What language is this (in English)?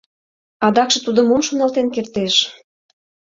Mari